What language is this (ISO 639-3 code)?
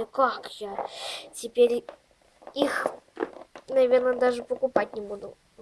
rus